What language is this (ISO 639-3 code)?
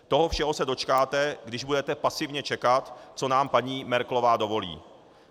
ces